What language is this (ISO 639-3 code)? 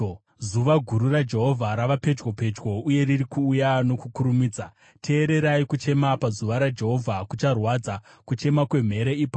sna